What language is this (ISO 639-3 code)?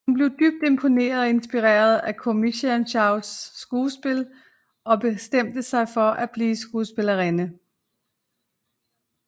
dan